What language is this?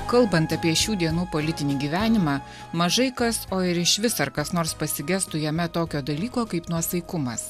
Lithuanian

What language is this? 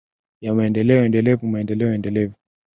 Swahili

